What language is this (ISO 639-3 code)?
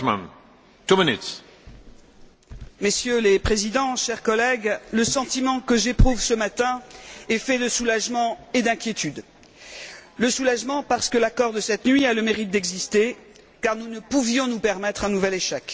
fra